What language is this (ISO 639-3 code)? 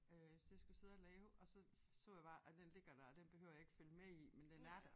dan